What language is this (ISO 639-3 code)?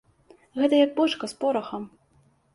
bel